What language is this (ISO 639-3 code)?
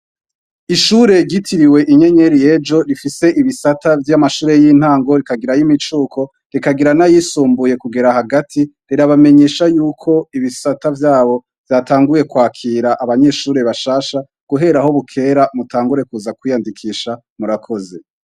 run